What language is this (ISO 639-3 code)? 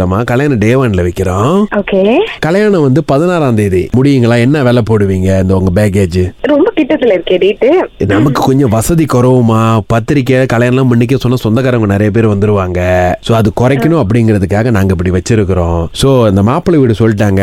tam